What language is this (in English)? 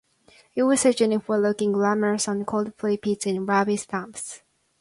English